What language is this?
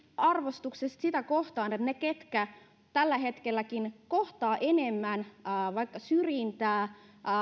Finnish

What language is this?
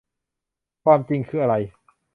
Thai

